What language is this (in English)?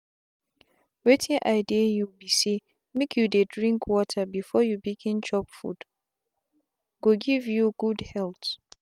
Nigerian Pidgin